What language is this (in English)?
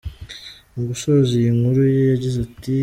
Kinyarwanda